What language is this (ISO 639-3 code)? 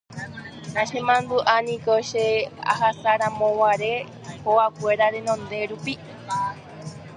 grn